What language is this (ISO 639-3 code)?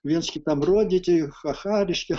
lit